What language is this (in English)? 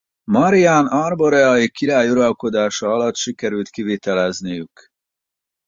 Hungarian